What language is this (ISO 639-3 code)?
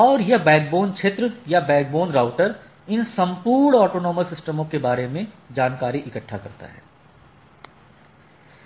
hin